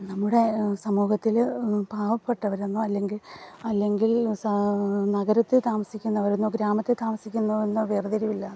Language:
Malayalam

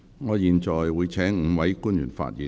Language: Cantonese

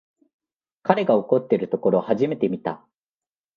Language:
Japanese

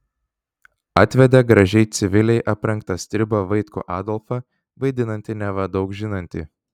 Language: Lithuanian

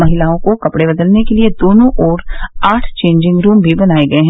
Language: Hindi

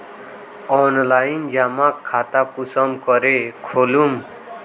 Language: Magahi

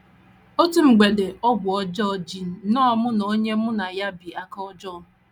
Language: Igbo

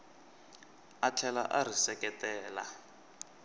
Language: Tsonga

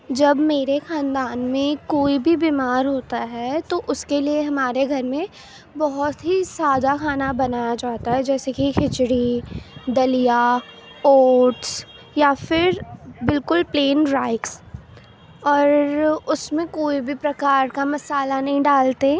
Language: Urdu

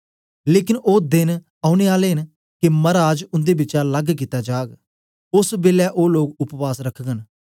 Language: Dogri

